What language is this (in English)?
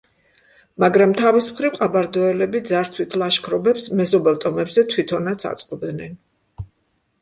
Georgian